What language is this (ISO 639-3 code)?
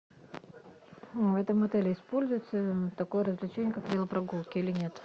rus